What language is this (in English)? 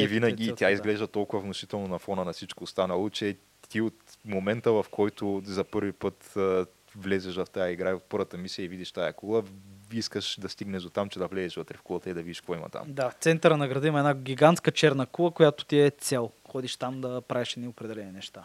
Bulgarian